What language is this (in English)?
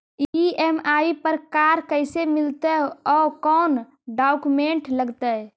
Magahi